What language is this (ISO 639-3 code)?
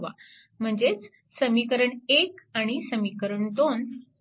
mar